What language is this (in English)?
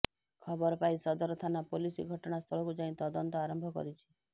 Odia